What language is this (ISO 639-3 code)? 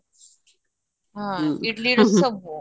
ori